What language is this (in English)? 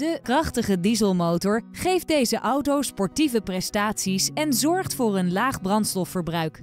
Dutch